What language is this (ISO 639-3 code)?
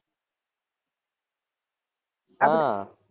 guj